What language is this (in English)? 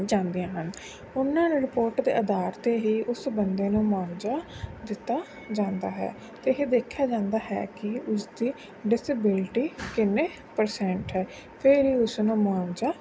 Punjabi